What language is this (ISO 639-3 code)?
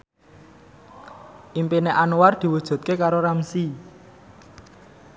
jav